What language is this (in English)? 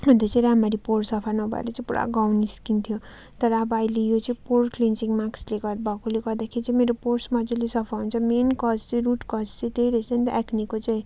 Nepali